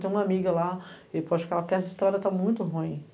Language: Portuguese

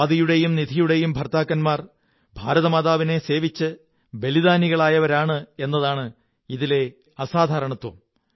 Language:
Malayalam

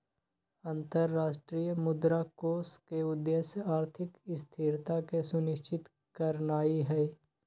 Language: Magahi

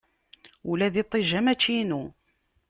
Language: Kabyle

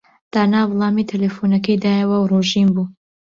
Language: Central Kurdish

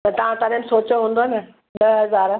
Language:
Sindhi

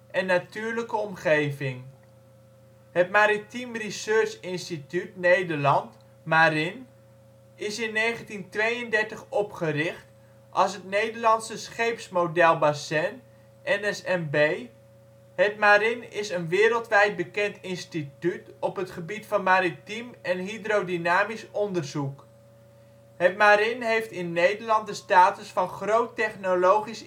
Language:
Dutch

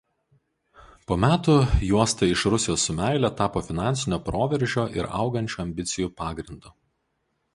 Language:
Lithuanian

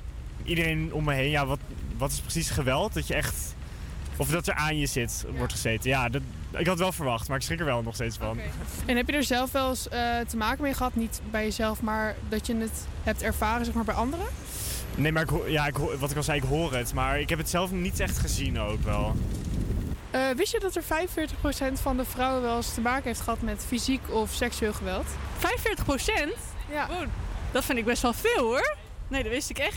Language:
Dutch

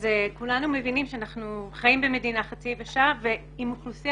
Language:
Hebrew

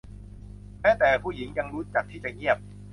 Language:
Thai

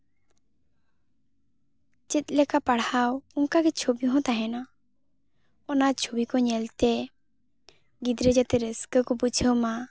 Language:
Santali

